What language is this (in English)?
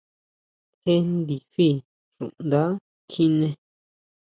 Huautla Mazatec